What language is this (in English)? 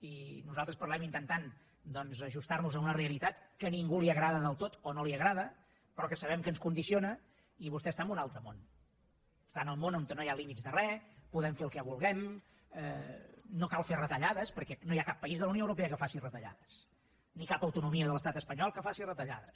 Catalan